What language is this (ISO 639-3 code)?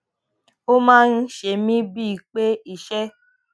yor